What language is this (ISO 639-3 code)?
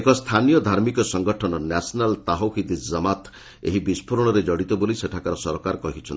ori